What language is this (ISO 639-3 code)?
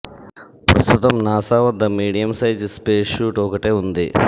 tel